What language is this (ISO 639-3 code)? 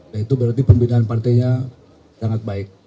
ind